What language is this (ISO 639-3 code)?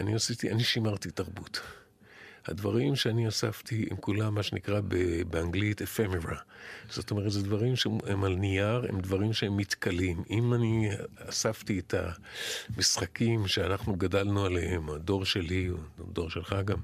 heb